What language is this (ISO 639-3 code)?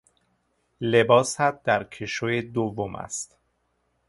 fas